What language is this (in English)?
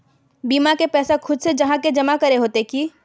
Magahi